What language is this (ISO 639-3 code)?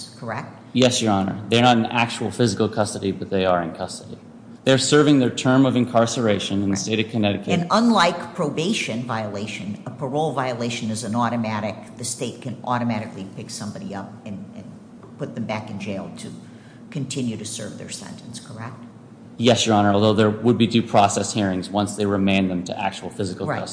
eng